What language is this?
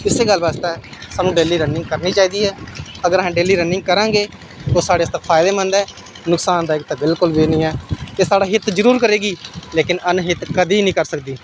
Dogri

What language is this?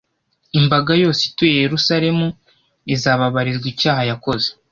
Kinyarwanda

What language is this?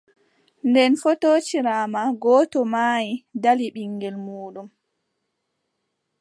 Adamawa Fulfulde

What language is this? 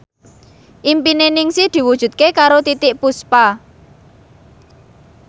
Javanese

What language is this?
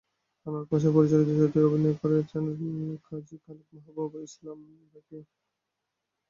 Bangla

